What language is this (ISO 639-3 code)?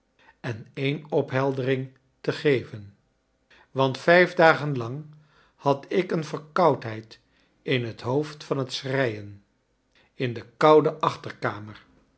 nld